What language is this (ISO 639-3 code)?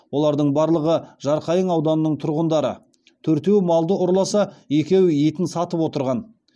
kaz